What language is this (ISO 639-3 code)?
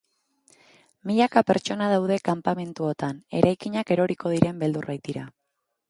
eus